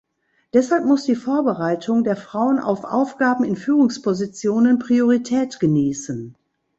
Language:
German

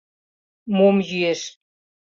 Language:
Mari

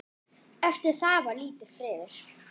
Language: Icelandic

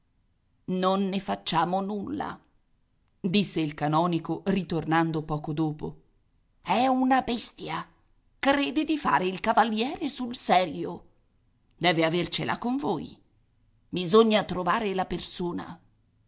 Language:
Italian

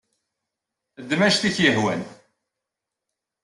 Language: Kabyle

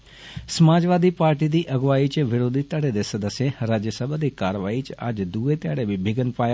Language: Dogri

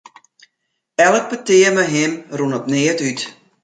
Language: Western Frisian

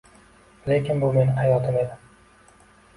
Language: Uzbek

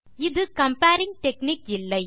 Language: Tamil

